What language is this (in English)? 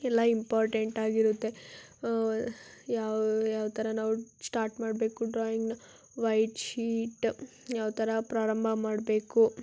Kannada